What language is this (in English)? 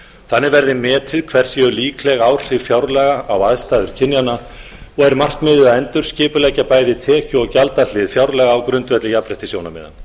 Icelandic